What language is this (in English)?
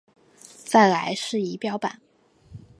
Chinese